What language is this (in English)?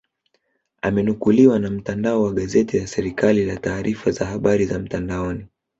Swahili